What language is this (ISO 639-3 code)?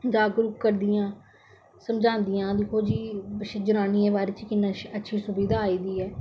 doi